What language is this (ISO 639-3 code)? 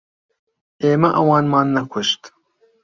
ckb